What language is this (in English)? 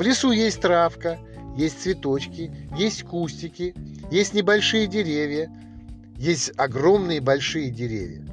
Russian